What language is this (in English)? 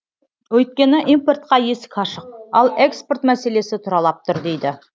Kazakh